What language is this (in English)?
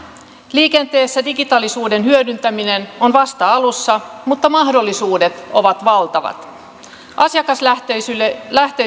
Finnish